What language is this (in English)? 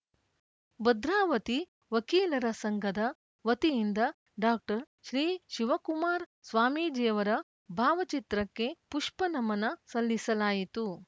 Kannada